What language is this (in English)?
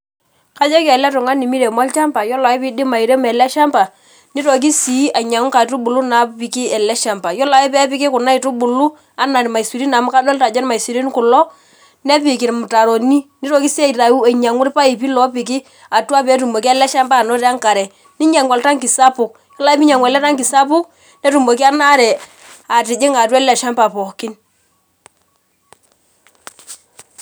Masai